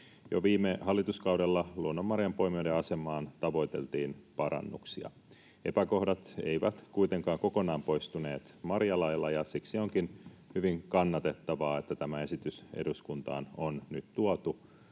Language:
Finnish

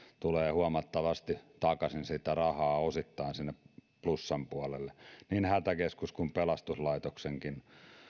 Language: Finnish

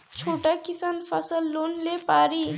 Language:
Bhojpuri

